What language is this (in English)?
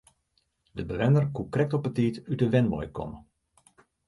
Western Frisian